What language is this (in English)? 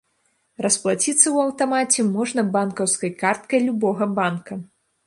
Belarusian